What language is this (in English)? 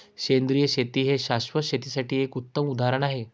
Marathi